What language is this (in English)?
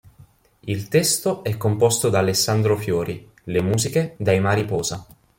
Italian